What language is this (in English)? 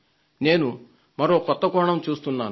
Telugu